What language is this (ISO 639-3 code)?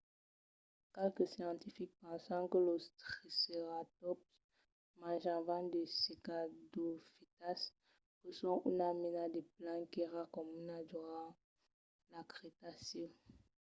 oci